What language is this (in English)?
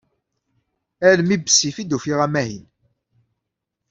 Kabyle